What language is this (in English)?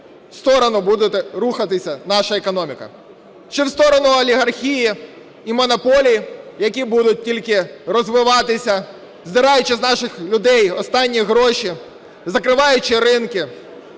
Ukrainian